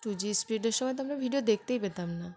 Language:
Bangla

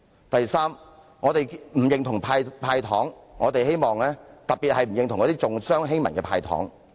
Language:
Cantonese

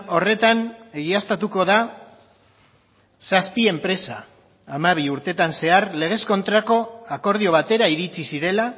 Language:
Basque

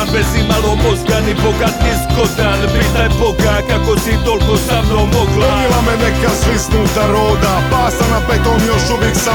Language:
Croatian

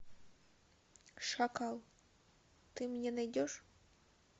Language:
Russian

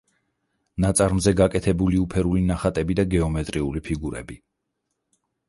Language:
Georgian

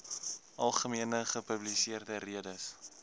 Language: Afrikaans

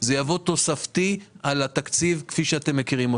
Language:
Hebrew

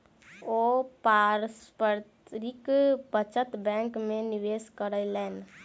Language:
Maithili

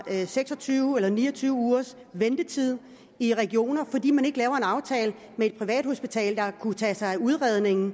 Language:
Danish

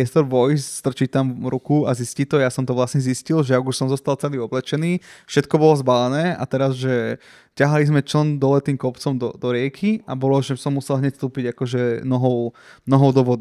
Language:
Slovak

